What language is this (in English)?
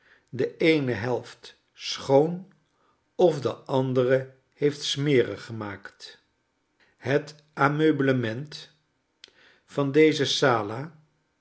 Dutch